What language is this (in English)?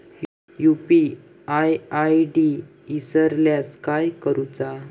Marathi